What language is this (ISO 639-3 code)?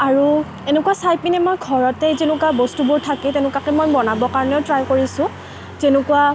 asm